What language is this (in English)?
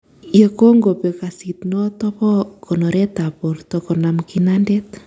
Kalenjin